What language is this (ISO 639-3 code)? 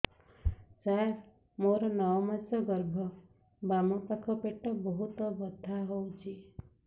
ori